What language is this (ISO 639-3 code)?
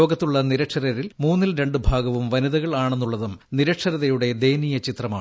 mal